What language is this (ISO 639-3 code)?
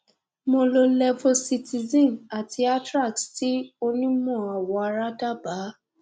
yor